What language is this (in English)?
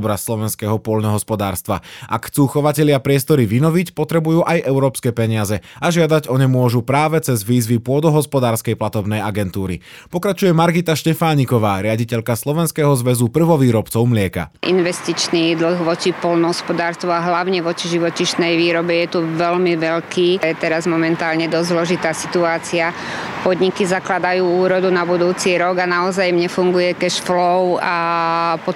Slovak